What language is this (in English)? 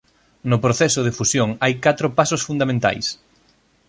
Galician